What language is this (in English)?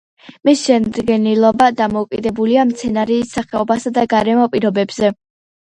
Georgian